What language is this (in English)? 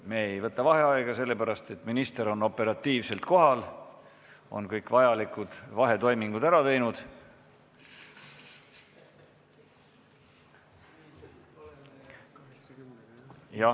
Estonian